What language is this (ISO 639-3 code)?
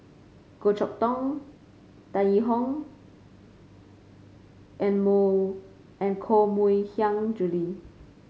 eng